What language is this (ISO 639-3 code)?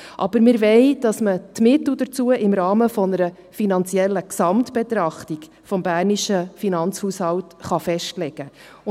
gsw